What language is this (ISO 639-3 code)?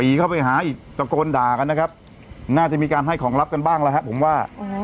tha